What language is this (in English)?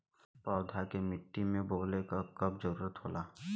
Bhojpuri